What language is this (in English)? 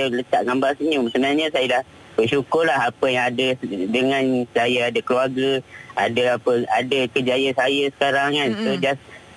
Malay